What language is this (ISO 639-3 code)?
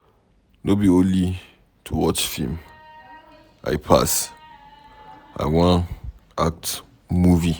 pcm